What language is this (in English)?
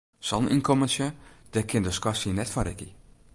Western Frisian